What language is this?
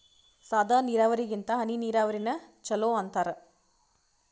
Kannada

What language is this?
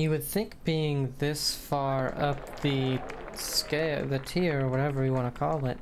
English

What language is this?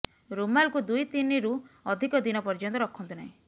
Odia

